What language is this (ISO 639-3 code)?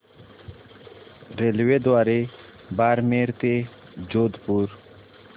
mar